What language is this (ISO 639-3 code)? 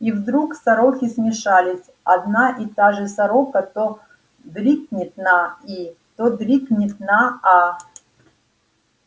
rus